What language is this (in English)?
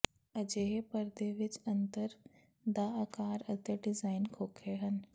Punjabi